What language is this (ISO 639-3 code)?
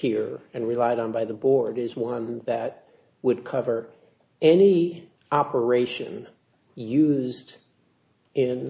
eng